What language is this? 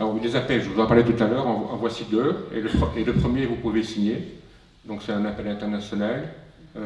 French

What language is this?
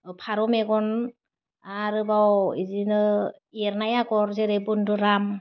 Bodo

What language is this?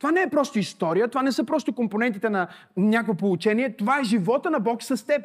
Bulgarian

